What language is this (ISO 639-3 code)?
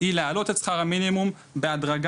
heb